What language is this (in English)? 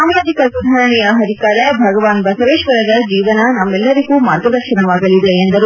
Kannada